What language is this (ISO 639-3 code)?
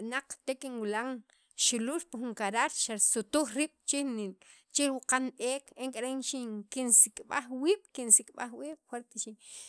quv